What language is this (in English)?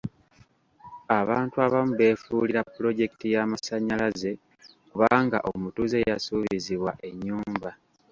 Ganda